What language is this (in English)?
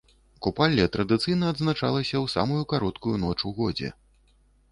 Belarusian